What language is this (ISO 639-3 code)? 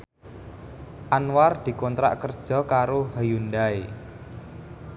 jav